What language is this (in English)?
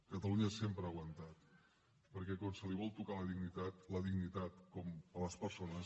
Catalan